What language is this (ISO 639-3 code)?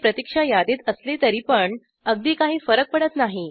mar